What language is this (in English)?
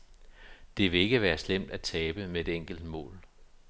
Danish